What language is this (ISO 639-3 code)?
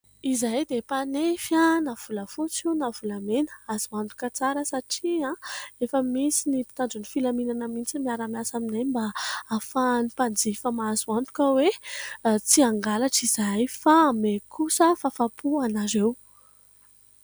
mlg